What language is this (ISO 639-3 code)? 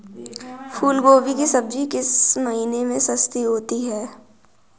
hin